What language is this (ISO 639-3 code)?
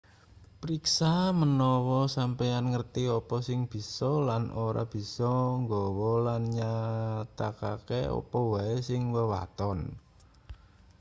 jav